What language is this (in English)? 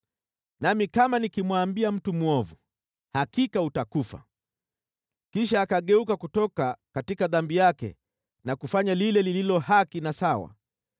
Swahili